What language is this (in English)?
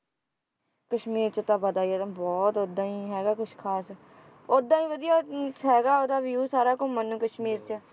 Punjabi